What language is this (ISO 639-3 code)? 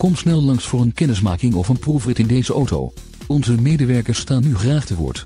nld